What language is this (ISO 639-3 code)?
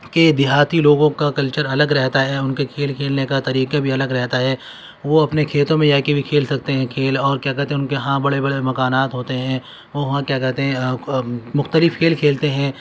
urd